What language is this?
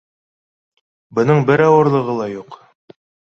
Bashkir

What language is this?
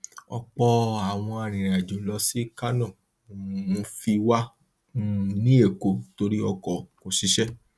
Yoruba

